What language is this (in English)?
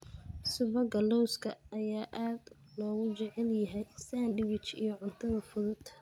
Somali